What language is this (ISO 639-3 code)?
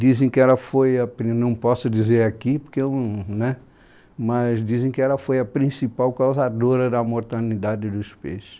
por